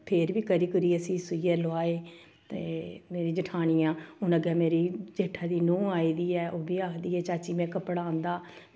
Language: Dogri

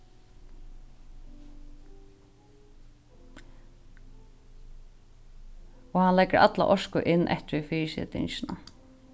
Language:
Faroese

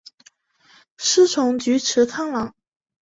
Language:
Chinese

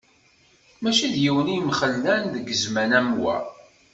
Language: Kabyle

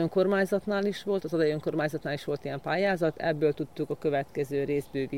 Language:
Hungarian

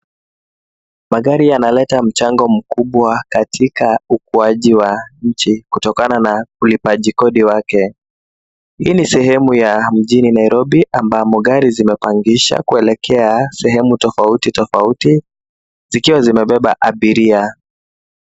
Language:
Swahili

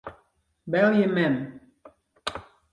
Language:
Western Frisian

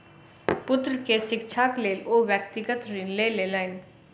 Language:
Maithili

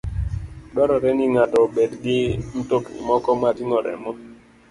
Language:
Luo (Kenya and Tanzania)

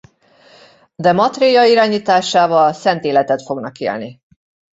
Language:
Hungarian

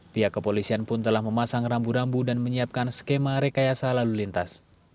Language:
Indonesian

